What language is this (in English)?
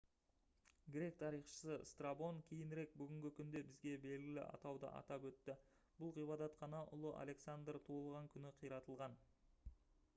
Kazakh